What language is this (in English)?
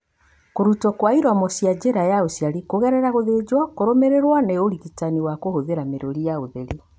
Kikuyu